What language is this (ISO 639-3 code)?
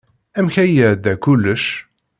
kab